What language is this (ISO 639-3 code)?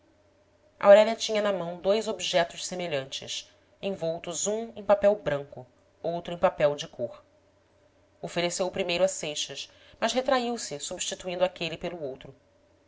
por